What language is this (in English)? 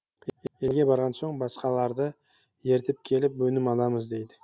Kazakh